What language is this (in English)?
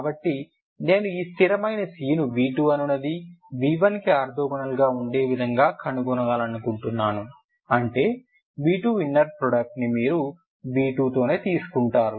Telugu